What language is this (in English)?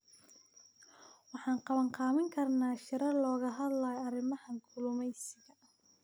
Somali